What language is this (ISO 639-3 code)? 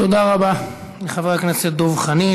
heb